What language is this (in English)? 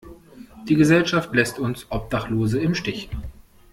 German